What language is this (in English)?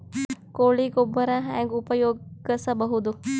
Kannada